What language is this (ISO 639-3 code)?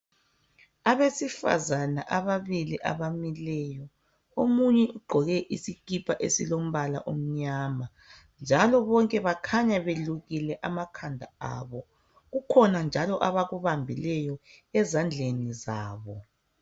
nde